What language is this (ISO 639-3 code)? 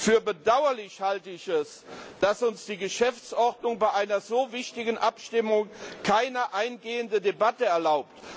deu